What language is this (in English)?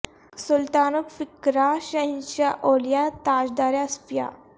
Urdu